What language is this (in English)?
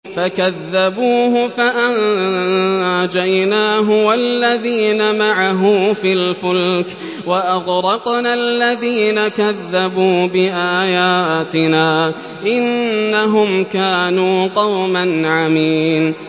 Arabic